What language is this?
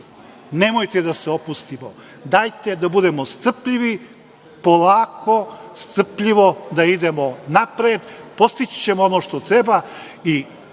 Serbian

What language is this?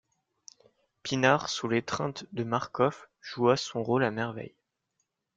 French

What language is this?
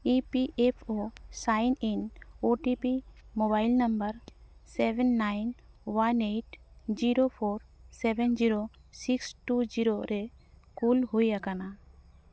Santali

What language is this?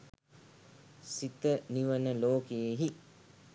Sinhala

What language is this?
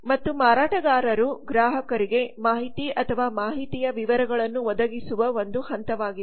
Kannada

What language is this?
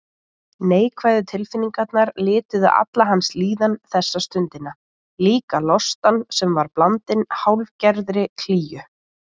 Icelandic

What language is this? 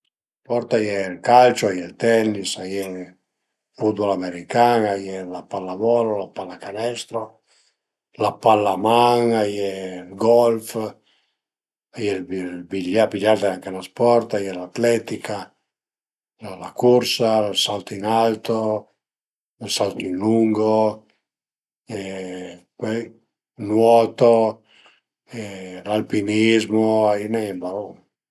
Piedmontese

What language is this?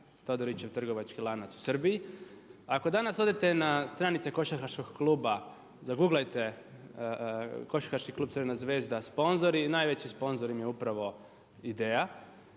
Croatian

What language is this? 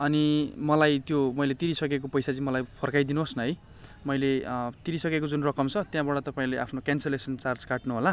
Nepali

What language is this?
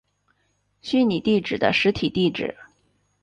Chinese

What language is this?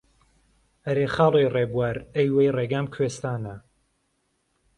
Central Kurdish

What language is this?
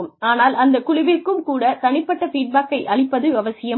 Tamil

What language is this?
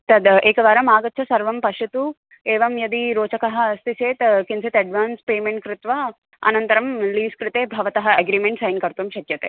Sanskrit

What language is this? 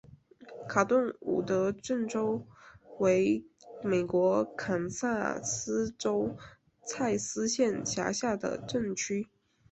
Chinese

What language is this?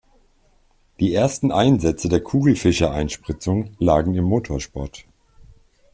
German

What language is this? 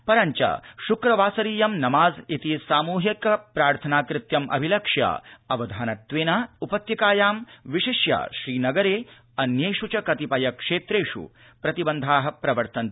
Sanskrit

